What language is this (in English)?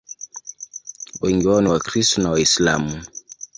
Swahili